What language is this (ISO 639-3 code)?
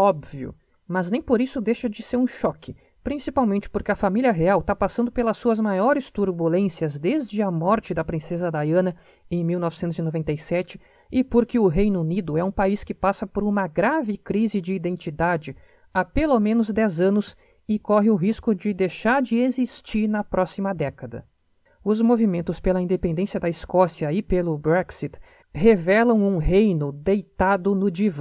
por